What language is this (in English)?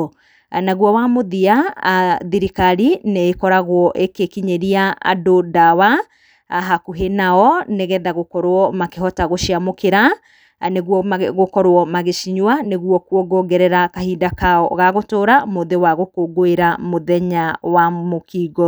Kikuyu